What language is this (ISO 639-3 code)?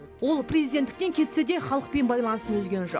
kaz